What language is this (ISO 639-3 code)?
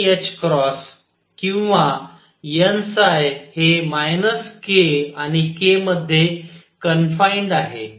mar